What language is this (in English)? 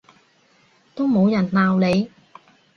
Cantonese